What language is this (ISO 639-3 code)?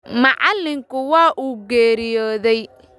som